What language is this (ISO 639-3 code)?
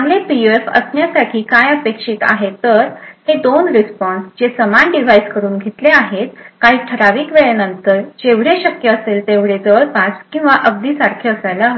mar